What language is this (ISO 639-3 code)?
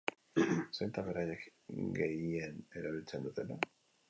eus